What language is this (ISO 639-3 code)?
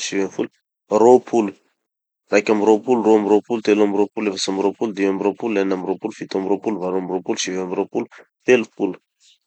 txy